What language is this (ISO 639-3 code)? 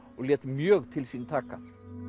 isl